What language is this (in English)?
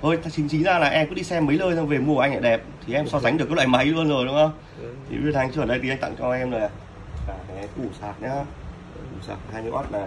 Vietnamese